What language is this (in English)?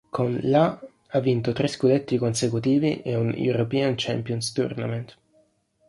Italian